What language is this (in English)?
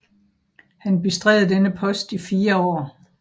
Danish